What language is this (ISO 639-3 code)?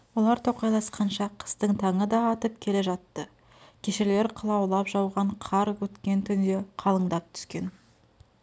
kaz